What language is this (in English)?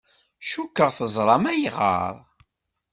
Kabyle